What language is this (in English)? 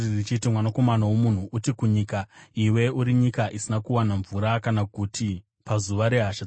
Shona